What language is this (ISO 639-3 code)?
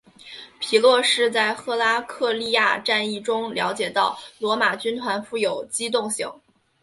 zho